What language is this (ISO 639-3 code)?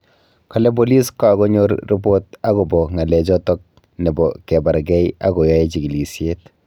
kln